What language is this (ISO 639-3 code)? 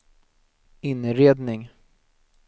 swe